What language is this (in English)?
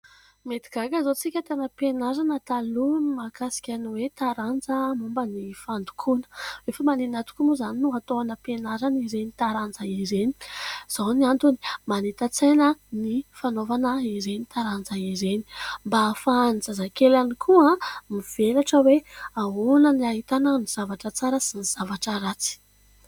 Malagasy